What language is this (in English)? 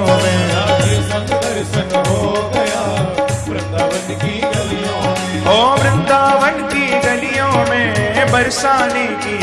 Hindi